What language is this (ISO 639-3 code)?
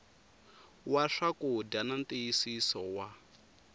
tso